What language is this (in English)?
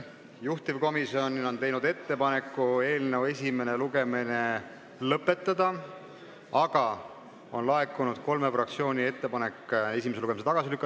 Estonian